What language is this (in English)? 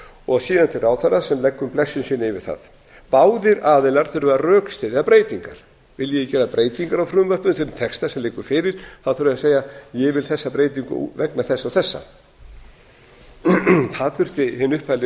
Icelandic